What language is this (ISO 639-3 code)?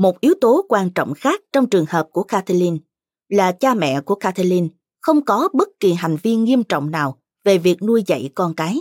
vie